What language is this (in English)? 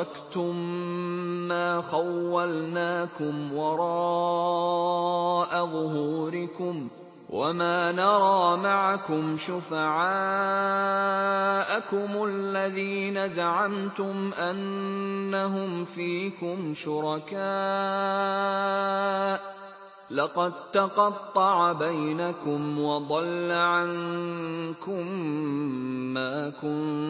Arabic